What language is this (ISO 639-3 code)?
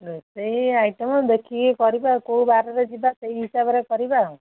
ori